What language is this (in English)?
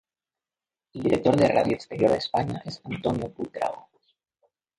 Spanish